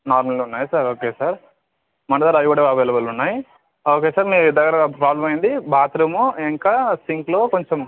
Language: Telugu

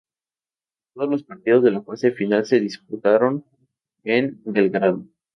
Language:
Spanish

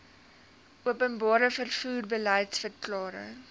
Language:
Afrikaans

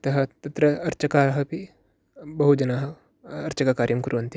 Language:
Sanskrit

